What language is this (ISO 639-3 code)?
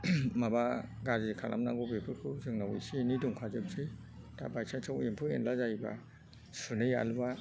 brx